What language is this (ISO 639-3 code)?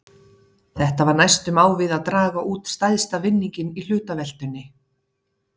isl